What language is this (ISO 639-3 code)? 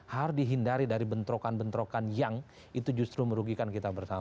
ind